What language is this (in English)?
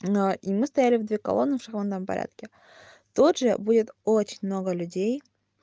Russian